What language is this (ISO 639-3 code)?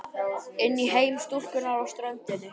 isl